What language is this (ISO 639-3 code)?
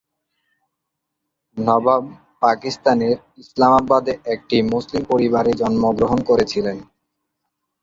ben